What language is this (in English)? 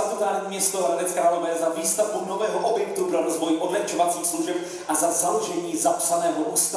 Czech